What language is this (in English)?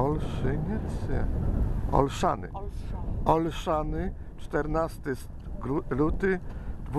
Polish